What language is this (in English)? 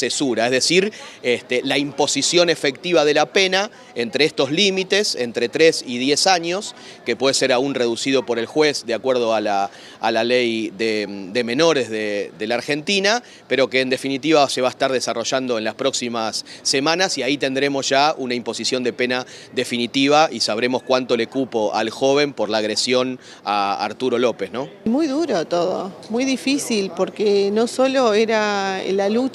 Spanish